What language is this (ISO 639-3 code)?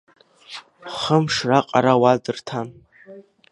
abk